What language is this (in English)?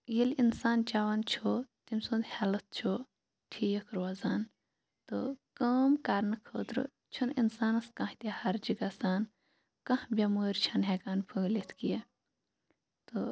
Kashmiri